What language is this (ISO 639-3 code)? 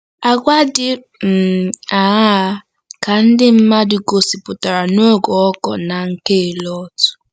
ibo